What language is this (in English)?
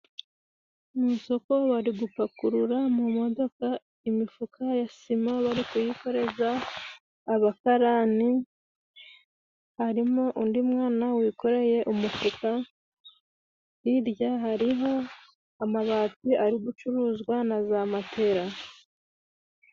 Kinyarwanda